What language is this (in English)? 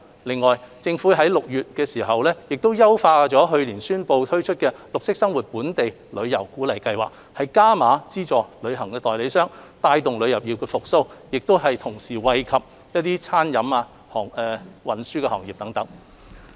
Cantonese